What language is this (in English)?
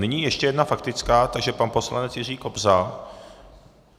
Czech